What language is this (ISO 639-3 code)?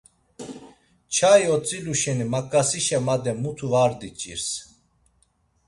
lzz